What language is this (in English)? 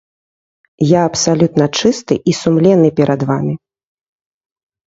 Belarusian